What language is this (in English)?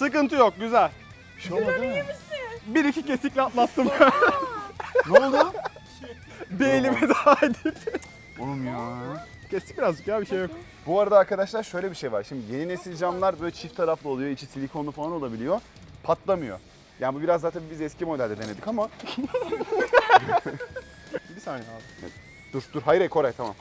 Turkish